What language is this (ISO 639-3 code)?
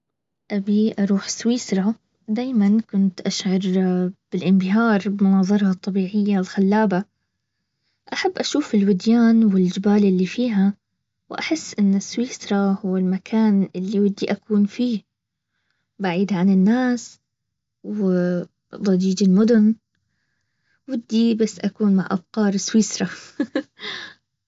abv